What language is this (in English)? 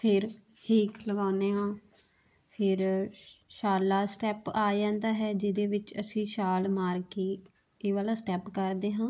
Punjabi